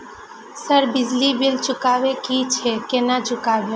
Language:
Maithili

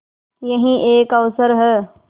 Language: Hindi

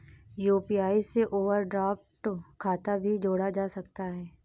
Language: Hindi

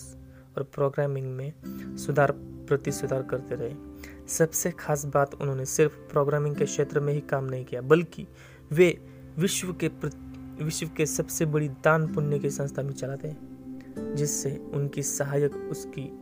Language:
Hindi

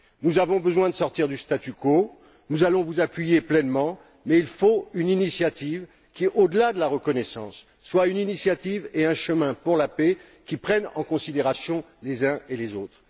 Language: French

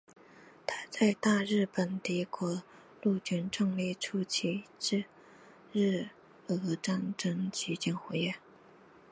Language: Chinese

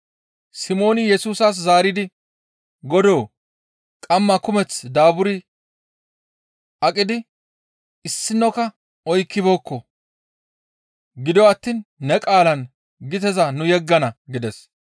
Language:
Gamo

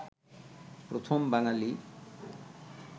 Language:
Bangla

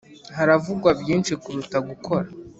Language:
Kinyarwanda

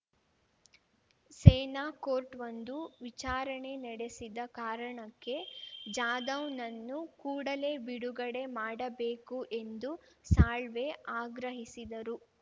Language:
Kannada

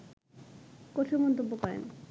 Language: Bangla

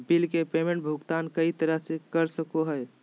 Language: Magahi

